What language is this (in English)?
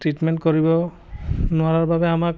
Assamese